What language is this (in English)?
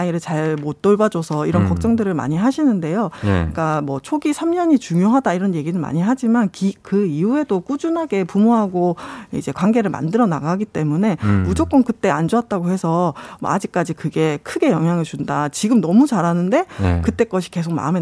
Korean